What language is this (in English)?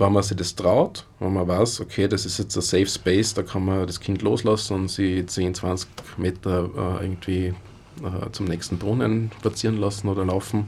German